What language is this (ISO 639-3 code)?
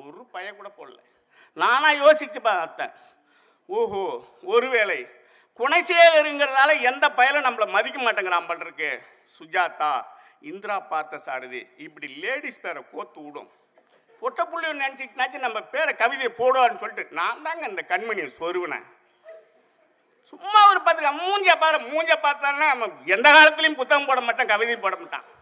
tam